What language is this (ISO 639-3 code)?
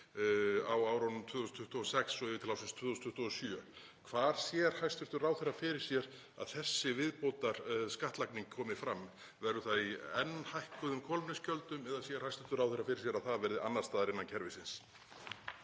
isl